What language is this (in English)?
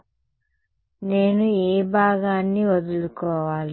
Telugu